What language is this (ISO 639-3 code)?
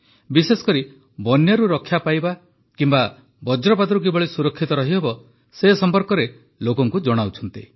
ori